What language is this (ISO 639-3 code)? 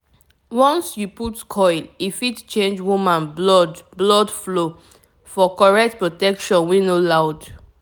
pcm